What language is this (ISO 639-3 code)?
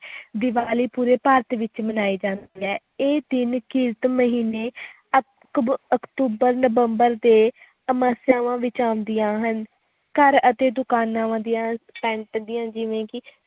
pan